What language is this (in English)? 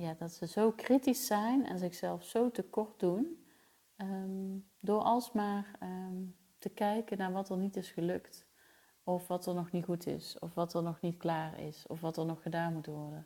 Dutch